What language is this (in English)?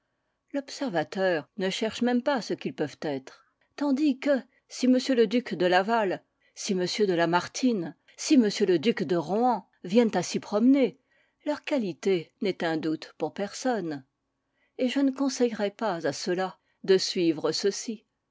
French